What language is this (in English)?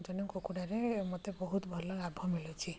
Odia